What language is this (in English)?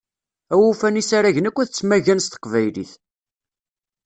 Kabyle